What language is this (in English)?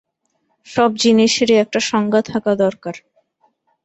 Bangla